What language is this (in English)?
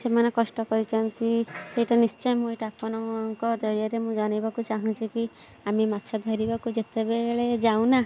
Odia